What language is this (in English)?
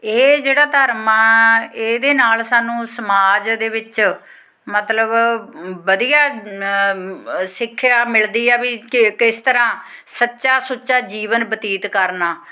Punjabi